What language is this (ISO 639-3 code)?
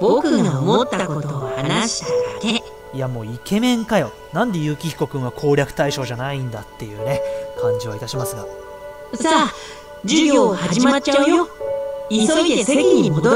jpn